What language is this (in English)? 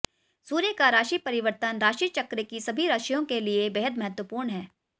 Hindi